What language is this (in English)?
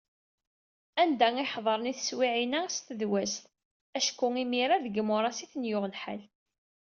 Kabyle